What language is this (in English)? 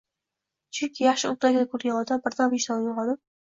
Uzbek